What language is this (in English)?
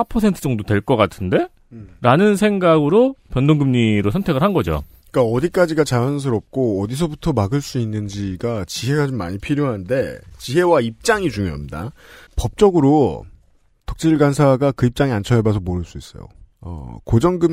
Korean